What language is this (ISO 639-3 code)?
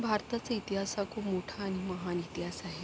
mar